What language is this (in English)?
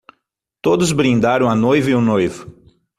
Portuguese